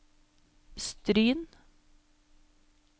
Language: Norwegian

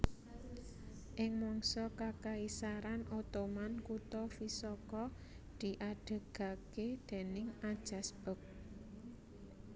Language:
Javanese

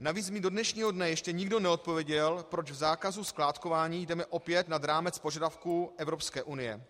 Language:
Czech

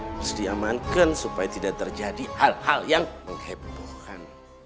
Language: Indonesian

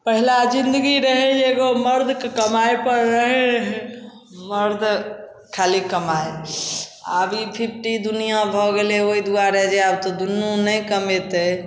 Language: Maithili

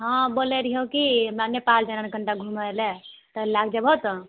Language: Maithili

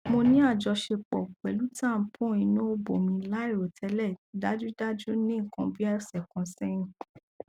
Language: Yoruba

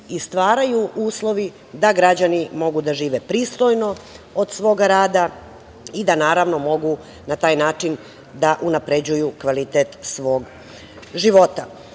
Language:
Serbian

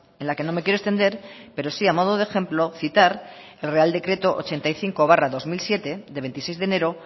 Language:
Spanish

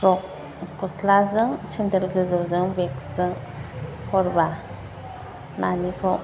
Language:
Bodo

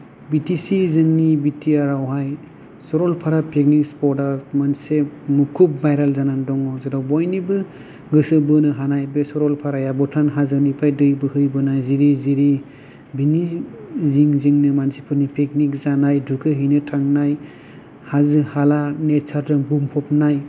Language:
Bodo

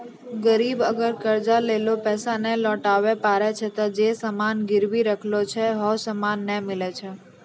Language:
Maithili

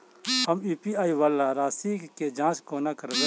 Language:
Maithili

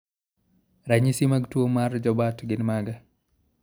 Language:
Luo (Kenya and Tanzania)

